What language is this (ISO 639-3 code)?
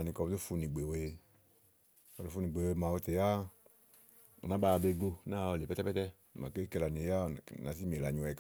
ahl